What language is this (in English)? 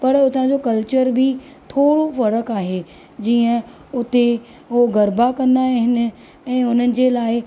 Sindhi